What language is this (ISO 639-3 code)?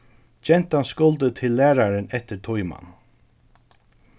fao